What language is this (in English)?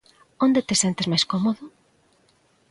Galician